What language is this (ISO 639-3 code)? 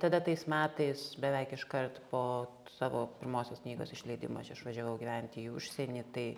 lit